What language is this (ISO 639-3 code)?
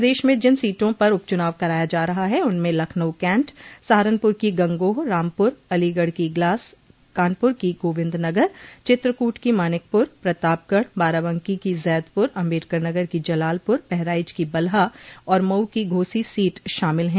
hin